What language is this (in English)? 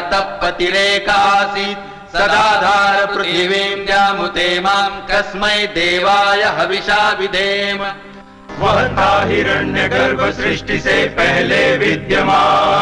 Hindi